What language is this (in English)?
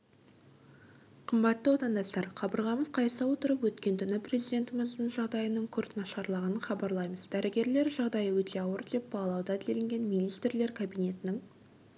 Kazakh